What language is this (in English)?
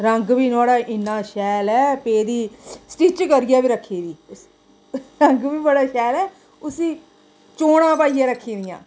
Dogri